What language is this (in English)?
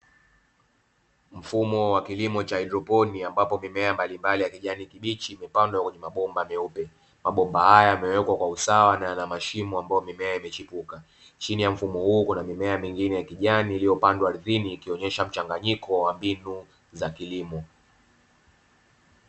Swahili